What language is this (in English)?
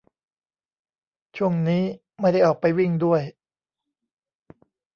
Thai